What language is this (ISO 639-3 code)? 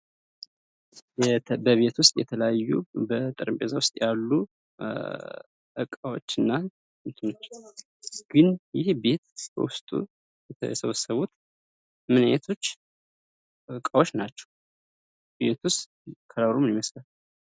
amh